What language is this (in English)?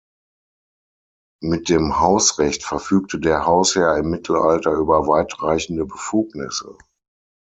German